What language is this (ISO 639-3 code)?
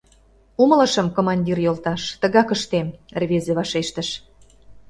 chm